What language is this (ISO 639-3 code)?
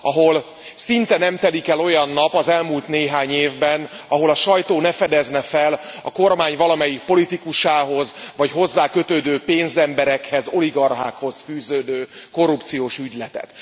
hun